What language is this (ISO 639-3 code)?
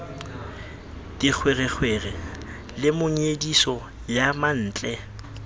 sot